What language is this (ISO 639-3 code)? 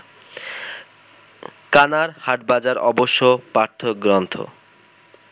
ben